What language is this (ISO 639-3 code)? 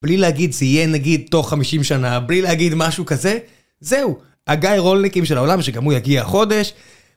heb